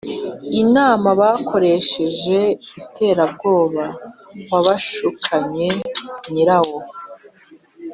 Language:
Kinyarwanda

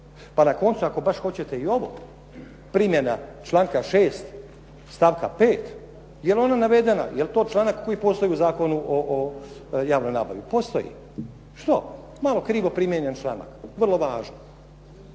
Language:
Croatian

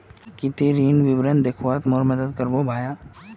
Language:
Magahi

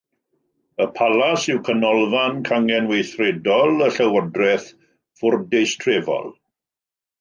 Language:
Welsh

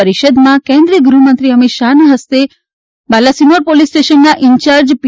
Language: Gujarati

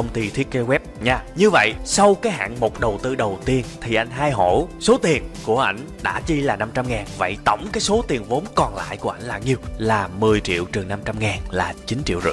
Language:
Vietnamese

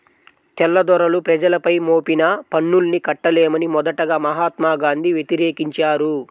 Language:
Telugu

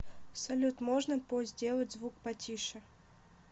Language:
Russian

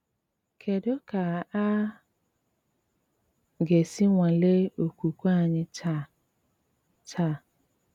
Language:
Igbo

